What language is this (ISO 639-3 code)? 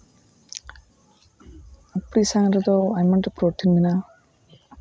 sat